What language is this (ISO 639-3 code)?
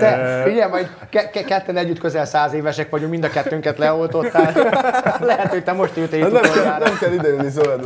hun